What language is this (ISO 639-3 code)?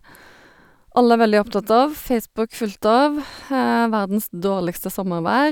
nor